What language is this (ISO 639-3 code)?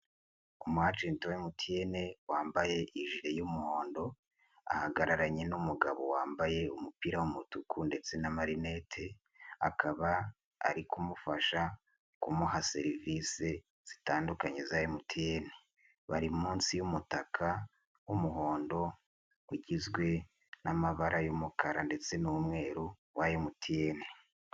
kin